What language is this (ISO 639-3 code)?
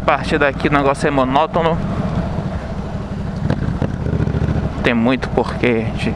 por